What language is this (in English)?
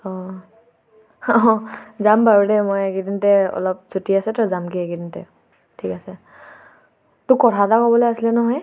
Assamese